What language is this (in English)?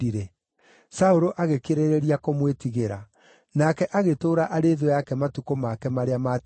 Kikuyu